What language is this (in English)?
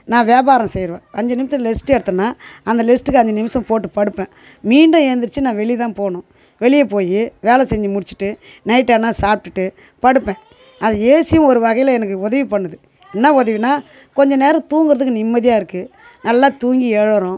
Tamil